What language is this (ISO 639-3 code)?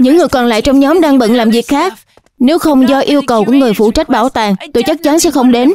vie